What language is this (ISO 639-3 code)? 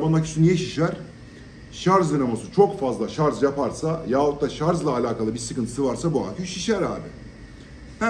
tur